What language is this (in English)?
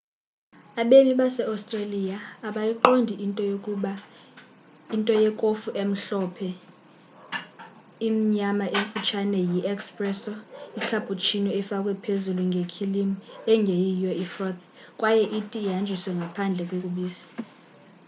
Xhosa